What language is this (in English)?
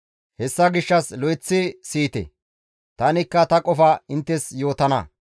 Gamo